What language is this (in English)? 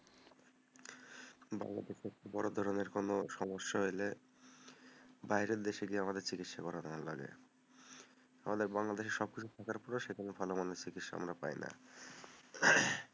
Bangla